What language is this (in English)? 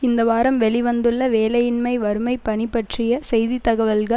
Tamil